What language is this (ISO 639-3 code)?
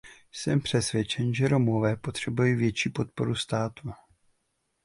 ces